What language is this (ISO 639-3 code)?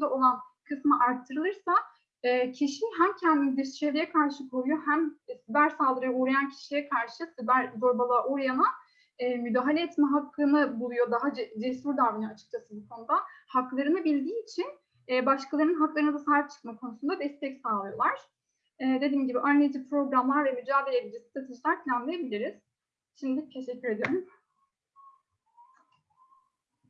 tur